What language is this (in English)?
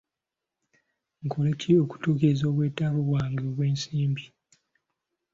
Ganda